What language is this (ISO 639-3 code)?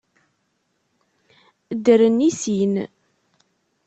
kab